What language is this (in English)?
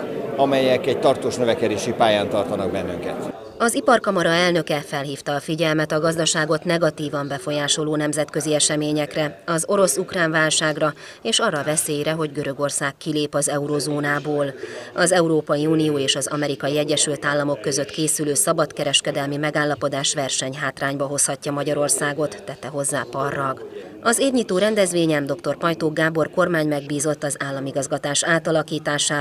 Hungarian